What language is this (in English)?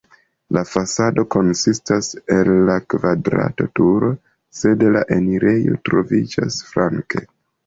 Esperanto